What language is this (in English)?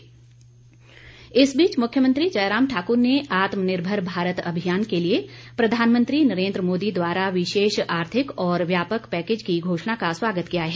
Hindi